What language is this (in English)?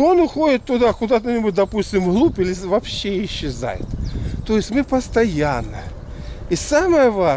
Russian